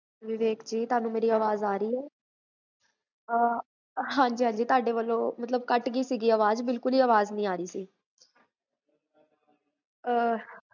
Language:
Punjabi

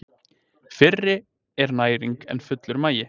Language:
Icelandic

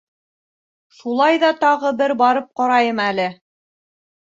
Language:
Bashkir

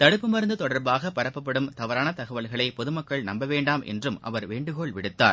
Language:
Tamil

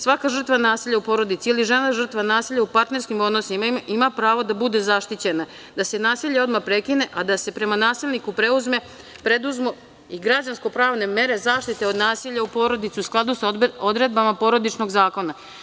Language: Serbian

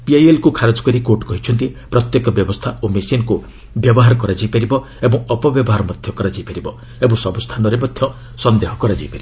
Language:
Odia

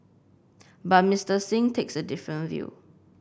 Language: English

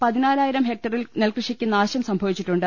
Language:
Malayalam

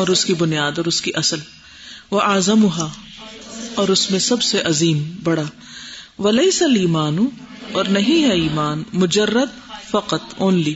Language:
Urdu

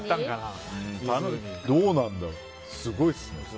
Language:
Japanese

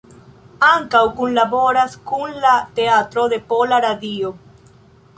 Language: Esperanto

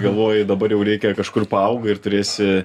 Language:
Lithuanian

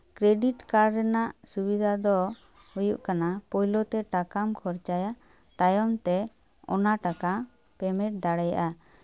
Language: Santali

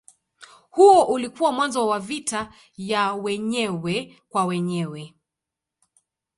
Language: Swahili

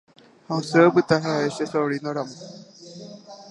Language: Guarani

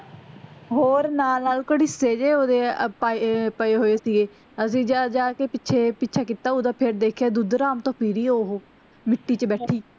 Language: Punjabi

